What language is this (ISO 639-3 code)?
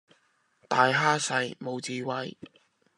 yue